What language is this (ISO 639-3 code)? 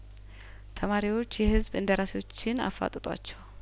amh